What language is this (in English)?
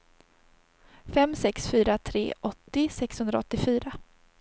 Swedish